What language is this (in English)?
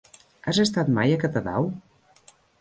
Catalan